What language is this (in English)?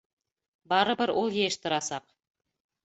Bashkir